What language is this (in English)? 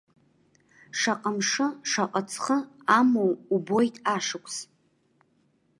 Abkhazian